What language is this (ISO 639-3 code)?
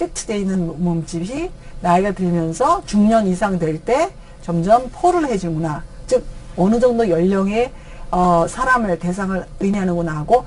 kor